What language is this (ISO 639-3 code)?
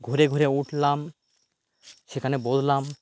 ben